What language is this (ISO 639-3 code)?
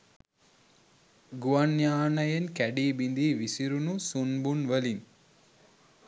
sin